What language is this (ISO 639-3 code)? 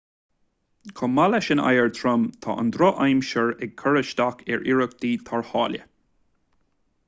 gle